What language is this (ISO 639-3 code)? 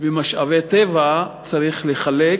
heb